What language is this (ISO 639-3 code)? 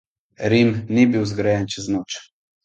slv